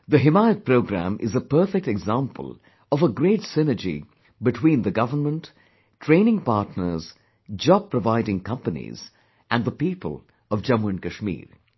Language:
English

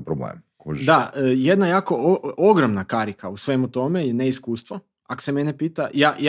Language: Croatian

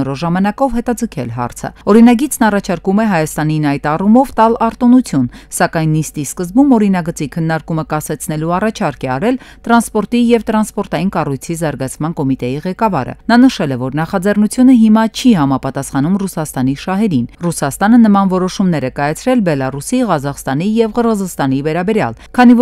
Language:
Romanian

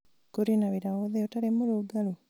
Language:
Kikuyu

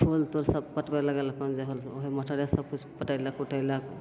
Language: Maithili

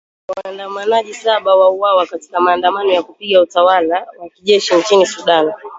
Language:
Swahili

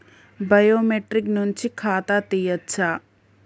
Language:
Telugu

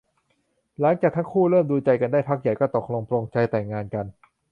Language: Thai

